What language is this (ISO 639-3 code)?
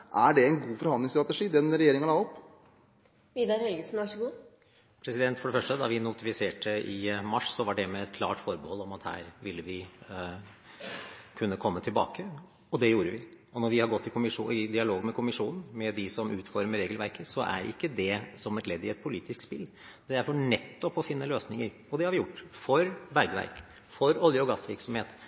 nob